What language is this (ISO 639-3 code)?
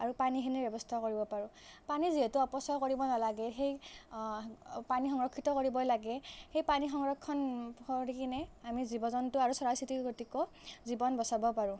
asm